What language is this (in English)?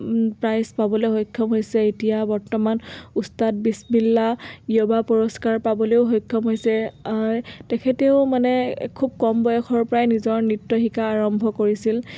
Assamese